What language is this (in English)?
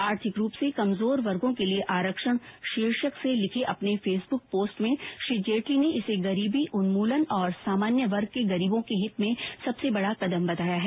Hindi